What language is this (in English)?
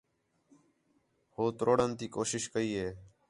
Khetrani